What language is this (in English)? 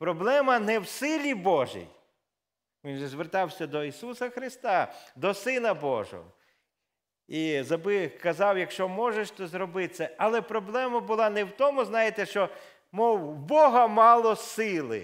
Ukrainian